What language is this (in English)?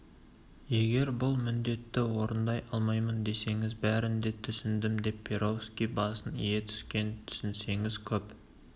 Kazakh